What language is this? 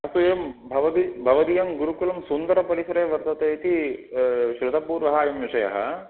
Sanskrit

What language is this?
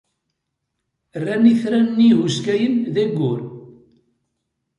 Kabyle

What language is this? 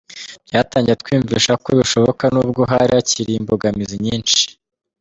Kinyarwanda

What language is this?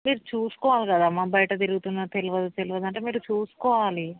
Telugu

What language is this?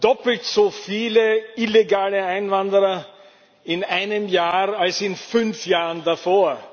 German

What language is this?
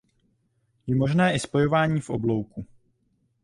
Czech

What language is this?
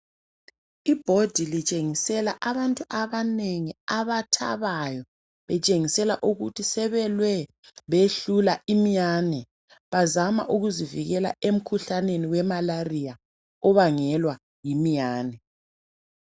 North Ndebele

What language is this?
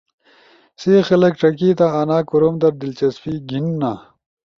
Ushojo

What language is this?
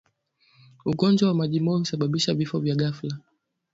Swahili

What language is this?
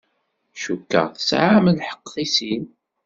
Kabyle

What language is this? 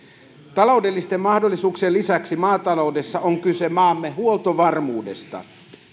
Finnish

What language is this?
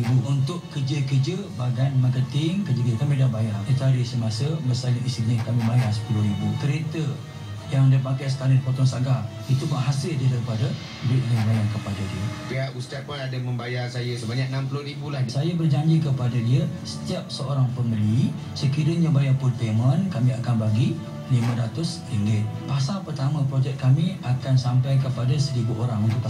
Malay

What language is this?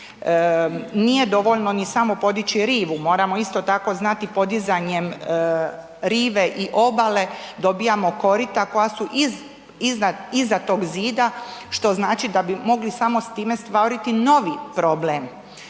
Croatian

